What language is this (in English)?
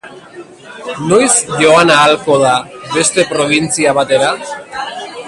Basque